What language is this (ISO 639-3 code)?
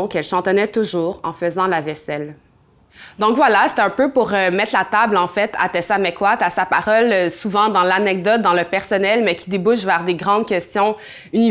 fra